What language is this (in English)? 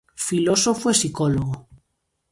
Galician